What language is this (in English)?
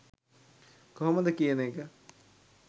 Sinhala